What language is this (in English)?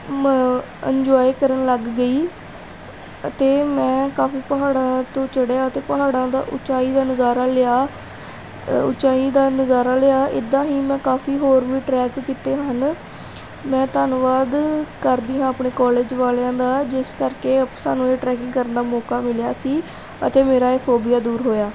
Punjabi